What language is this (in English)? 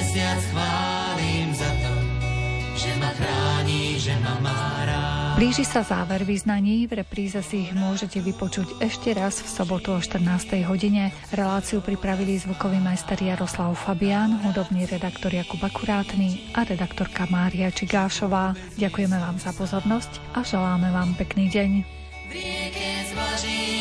Slovak